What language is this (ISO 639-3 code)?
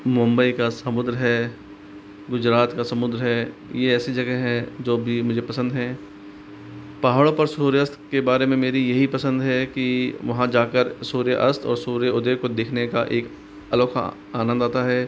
hin